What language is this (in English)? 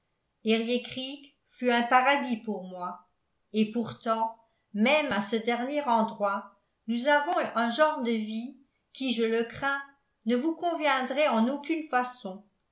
French